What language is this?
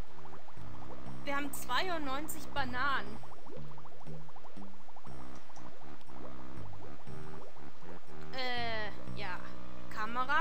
German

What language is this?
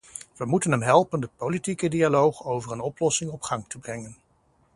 Dutch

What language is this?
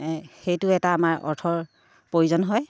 Assamese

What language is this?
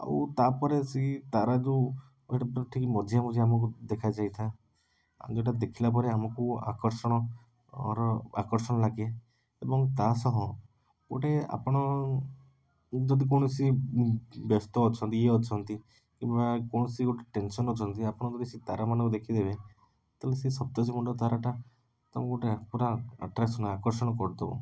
Odia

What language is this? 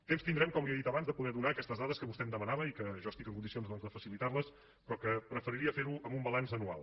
Catalan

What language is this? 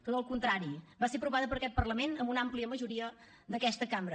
Catalan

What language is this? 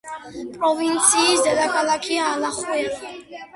Georgian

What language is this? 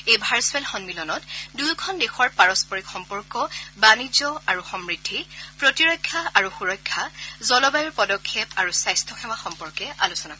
Assamese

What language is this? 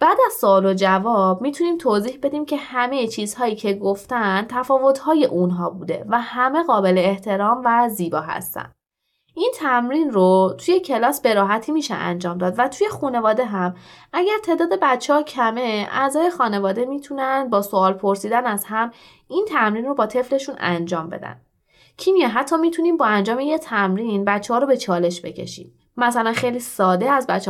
Persian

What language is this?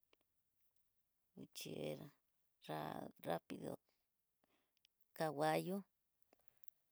Tidaá Mixtec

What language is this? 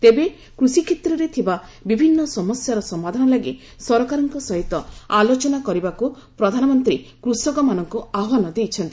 Odia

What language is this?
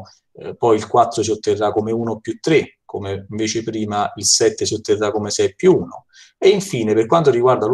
Italian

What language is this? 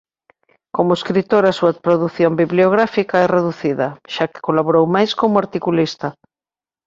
Galician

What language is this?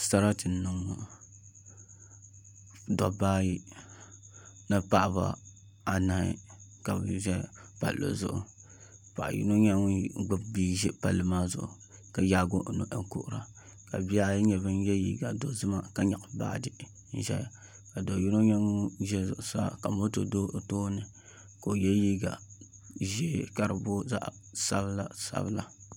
Dagbani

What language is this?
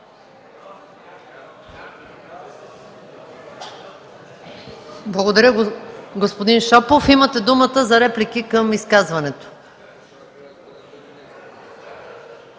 Bulgarian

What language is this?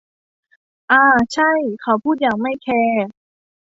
Thai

